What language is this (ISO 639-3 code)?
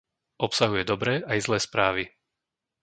slk